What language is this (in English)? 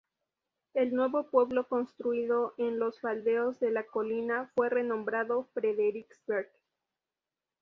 Spanish